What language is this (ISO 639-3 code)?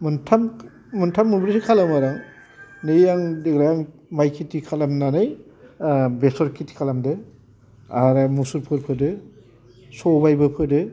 brx